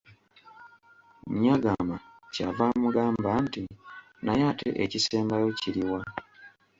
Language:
Ganda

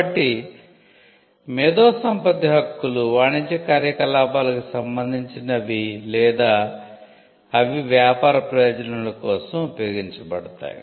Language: Telugu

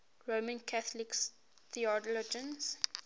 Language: English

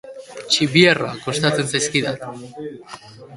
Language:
Basque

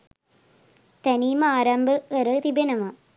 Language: Sinhala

